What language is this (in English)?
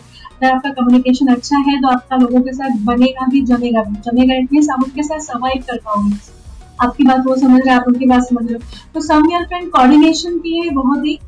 Hindi